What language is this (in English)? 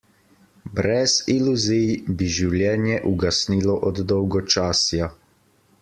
Slovenian